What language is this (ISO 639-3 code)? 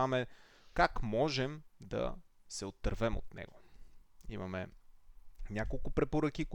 bul